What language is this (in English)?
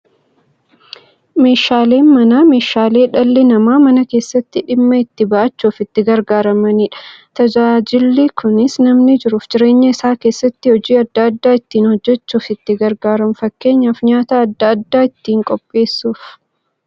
Oromo